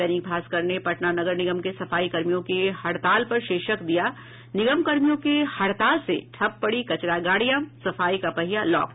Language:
Hindi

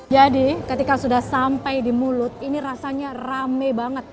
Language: Indonesian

